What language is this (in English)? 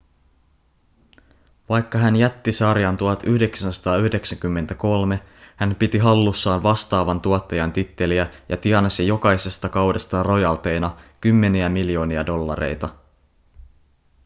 Finnish